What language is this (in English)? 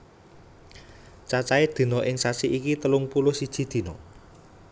Javanese